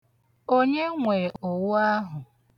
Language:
Igbo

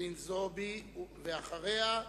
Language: Hebrew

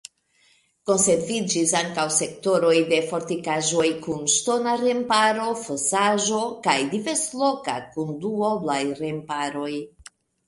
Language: Esperanto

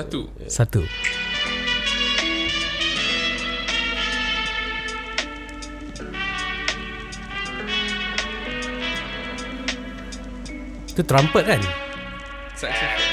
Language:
Malay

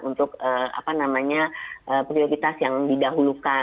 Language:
Indonesian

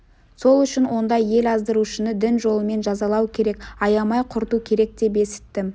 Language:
Kazakh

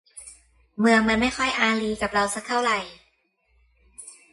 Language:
Thai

